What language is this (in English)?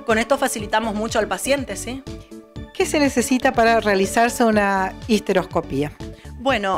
Spanish